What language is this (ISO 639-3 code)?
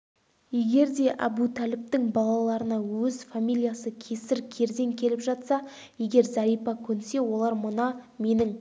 kaz